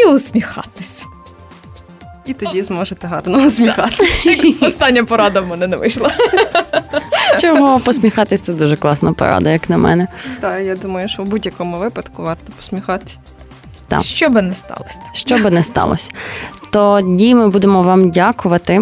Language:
Ukrainian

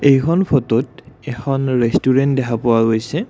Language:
Assamese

